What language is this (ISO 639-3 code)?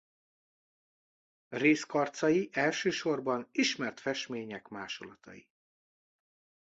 hun